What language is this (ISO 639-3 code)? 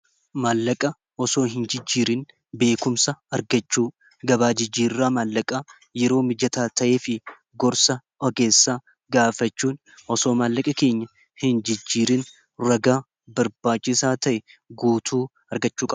orm